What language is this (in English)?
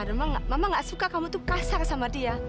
Indonesian